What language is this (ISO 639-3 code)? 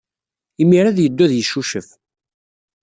kab